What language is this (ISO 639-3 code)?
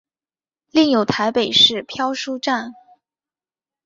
zho